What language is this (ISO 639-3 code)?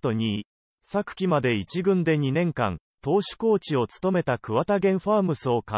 jpn